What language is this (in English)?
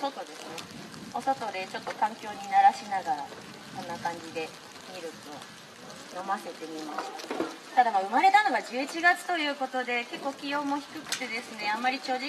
Japanese